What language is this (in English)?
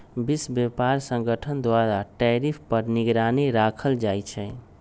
Magahi